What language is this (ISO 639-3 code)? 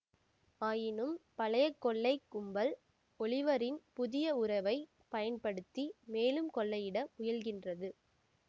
tam